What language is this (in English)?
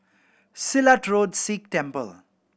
English